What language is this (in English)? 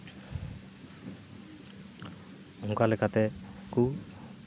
Santali